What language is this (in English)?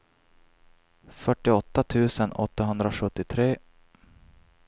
Swedish